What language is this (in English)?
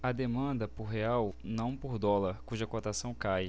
Portuguese